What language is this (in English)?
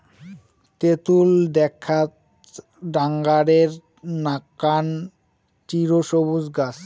Bangla